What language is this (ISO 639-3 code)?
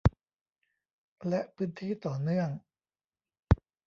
tha